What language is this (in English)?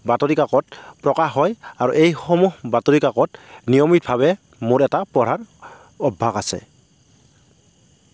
Assamese